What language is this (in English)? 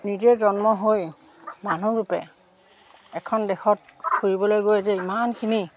Assamese